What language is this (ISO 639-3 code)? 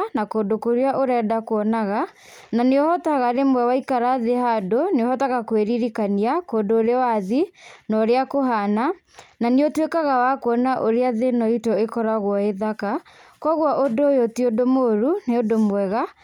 kik